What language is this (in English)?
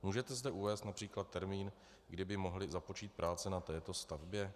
Czech